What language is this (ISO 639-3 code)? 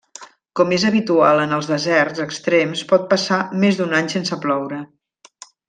cat